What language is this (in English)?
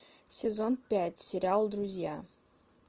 Russian